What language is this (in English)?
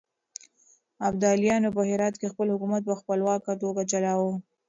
Pashto